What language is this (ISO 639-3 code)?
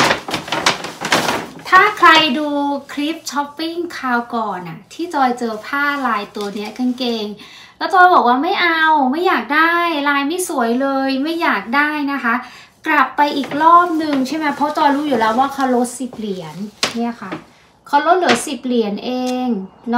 tha